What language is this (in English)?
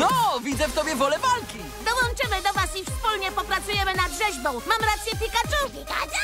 Polish